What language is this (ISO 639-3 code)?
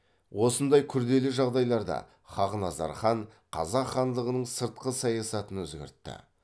kaz